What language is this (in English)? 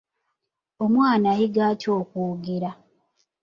Ganda